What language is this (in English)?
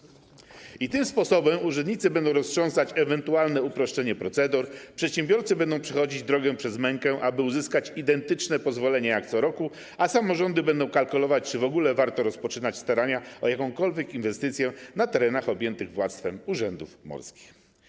Polish